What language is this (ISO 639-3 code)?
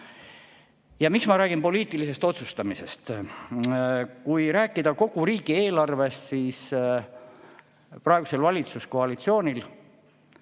est